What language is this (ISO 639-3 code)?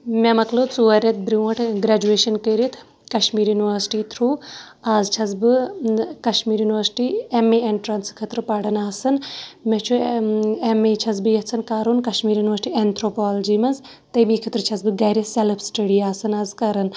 kas